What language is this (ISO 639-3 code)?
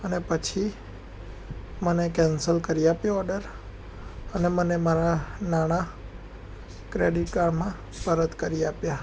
guj